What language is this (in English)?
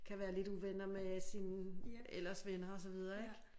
Danish